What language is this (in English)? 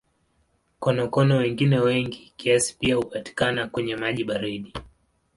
Swahili